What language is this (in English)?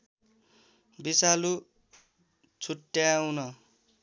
Nepali